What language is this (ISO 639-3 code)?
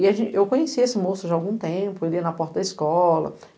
por